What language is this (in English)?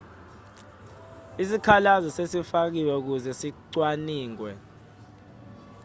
Zulu